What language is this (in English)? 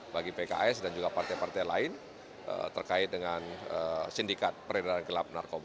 Indonesian